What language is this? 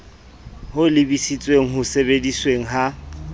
Southern Sotho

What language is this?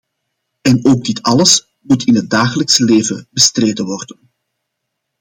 Dutch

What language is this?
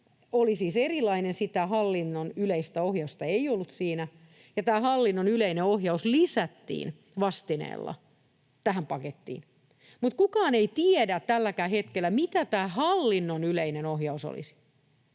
Finnish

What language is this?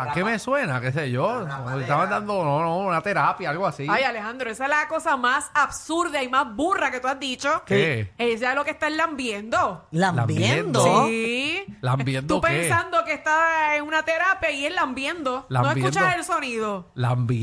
Spanish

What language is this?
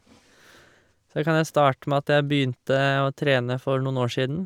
Norwegian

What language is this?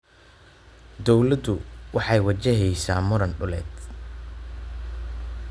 Somali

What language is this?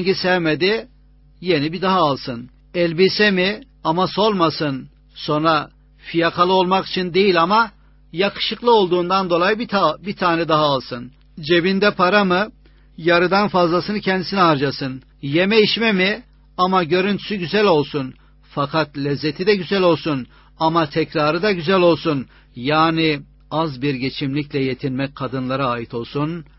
Turkish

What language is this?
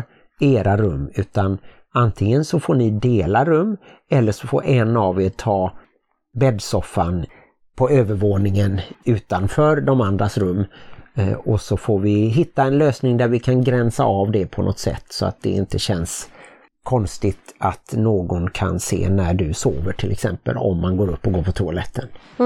Swedish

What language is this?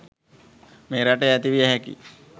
Sinhala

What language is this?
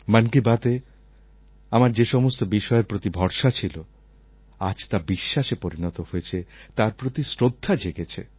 Bangla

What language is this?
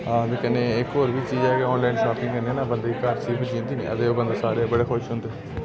Dogri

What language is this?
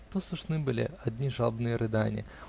Russian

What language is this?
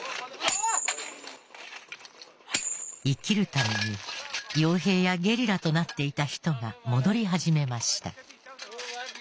Japanese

